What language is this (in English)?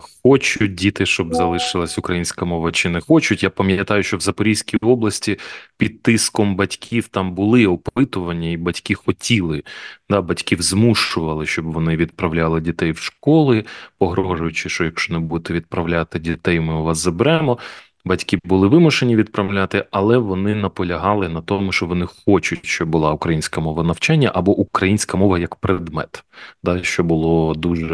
Ukrainian